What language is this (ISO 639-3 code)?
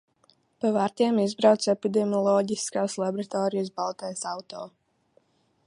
lav